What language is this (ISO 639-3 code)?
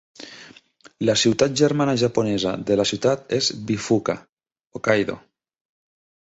cat